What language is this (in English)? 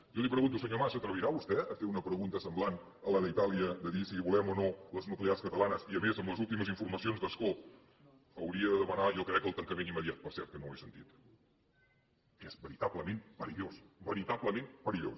Catalan